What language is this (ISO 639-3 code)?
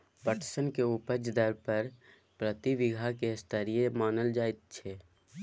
mai